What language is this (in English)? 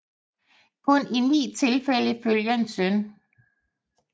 Danish